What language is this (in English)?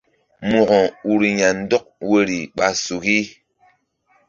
Mbum